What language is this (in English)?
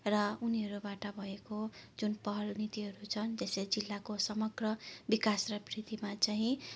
Nepali